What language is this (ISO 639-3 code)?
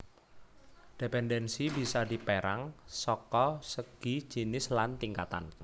jav